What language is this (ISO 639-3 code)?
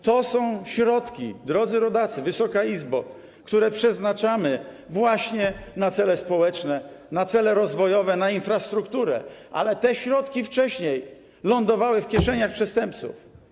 pol